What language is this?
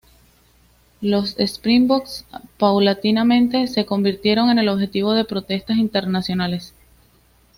Spanish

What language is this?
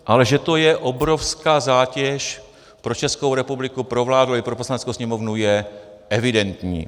Czech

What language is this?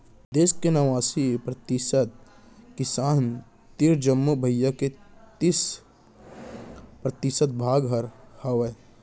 Chhattisgarhi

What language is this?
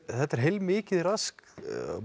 Icelandic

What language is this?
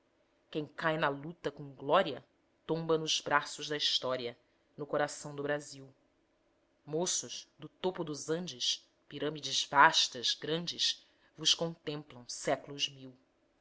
Portuguese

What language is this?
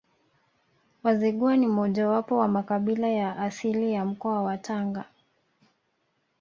Swahili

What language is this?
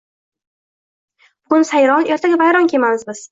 Uzbek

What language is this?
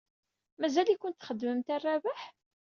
Kabyle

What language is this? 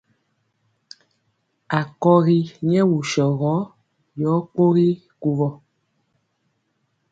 Mpiemo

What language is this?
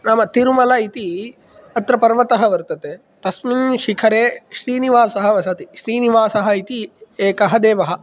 Sanskrit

